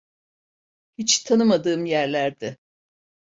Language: Turkish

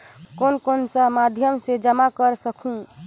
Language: Chhattisgarhi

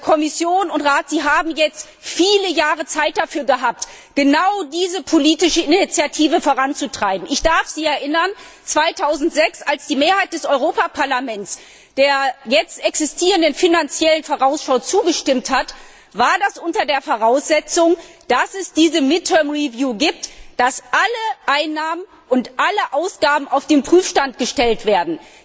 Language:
German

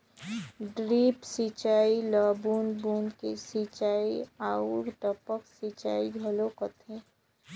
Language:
Chhattisgarhi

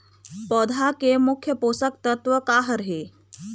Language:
Chhattisgarhi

